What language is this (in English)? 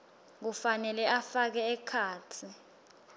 Swati